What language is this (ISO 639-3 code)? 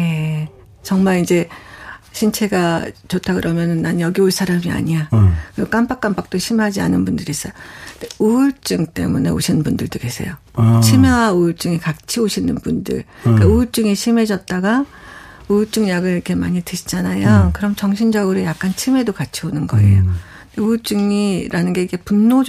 kor